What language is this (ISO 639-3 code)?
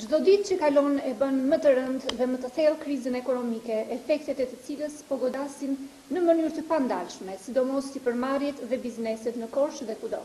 ita